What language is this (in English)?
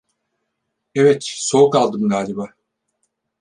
Turkish